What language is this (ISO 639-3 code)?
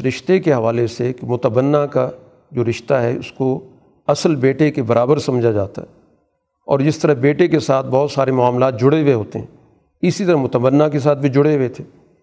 urd